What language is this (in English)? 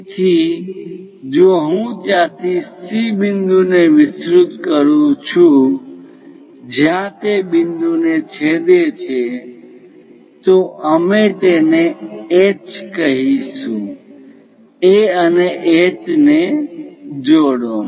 Gujarati